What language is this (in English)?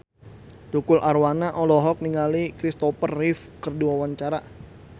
Sundanese